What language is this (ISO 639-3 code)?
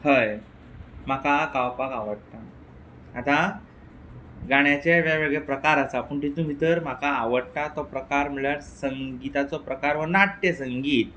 kok